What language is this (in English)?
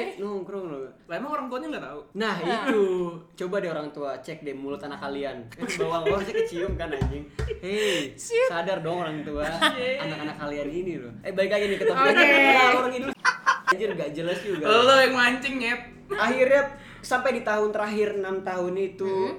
Indonesian